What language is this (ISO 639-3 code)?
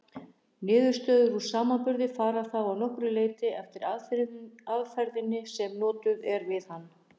isl